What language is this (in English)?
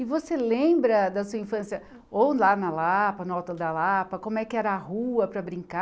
Portuguese